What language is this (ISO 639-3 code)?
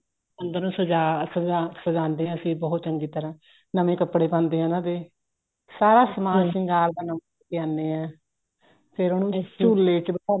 pan